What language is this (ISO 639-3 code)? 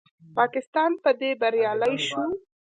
pus